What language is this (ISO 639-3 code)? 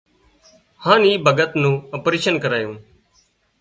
kxp